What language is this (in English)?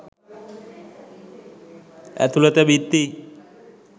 Sinhala